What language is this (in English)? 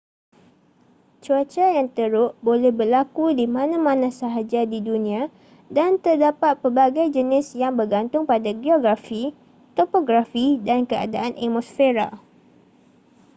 Malay